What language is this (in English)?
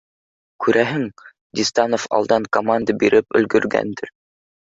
Bashkir